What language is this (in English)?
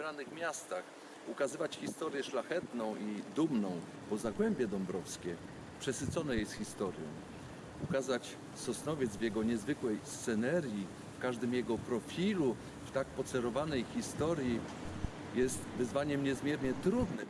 Polish